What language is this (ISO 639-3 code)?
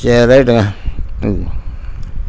tam